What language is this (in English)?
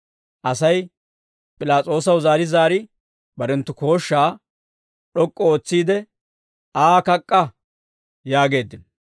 Dawro